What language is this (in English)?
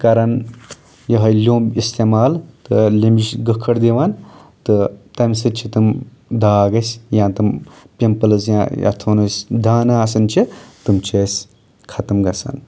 Kashmiri